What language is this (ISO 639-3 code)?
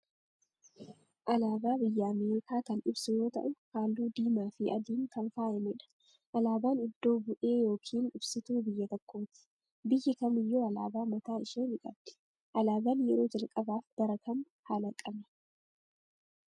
orm